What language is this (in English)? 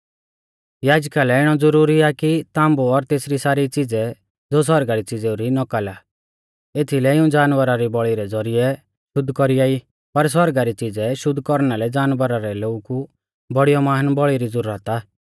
Mahasu Pahari